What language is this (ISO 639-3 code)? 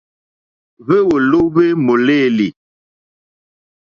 bri